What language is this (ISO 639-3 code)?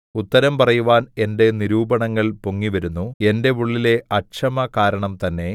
mal